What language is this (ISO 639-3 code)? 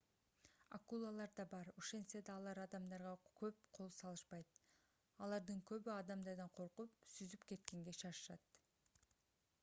kir